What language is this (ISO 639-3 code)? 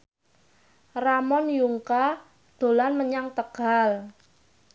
jav